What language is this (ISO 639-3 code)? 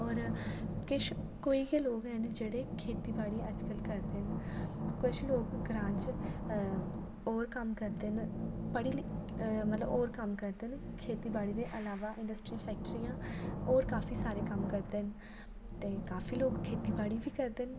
doi